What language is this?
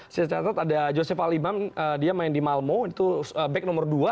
Indonesian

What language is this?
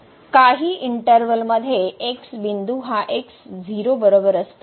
Marathi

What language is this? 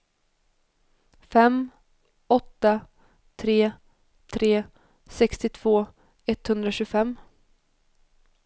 Swedish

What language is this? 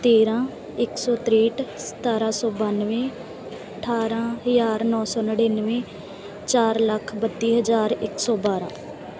Punjabi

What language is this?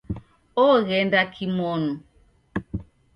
Taita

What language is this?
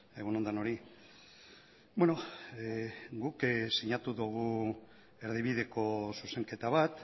Basque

